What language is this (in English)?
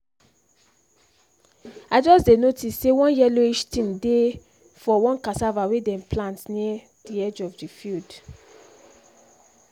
Nigerian Pidgin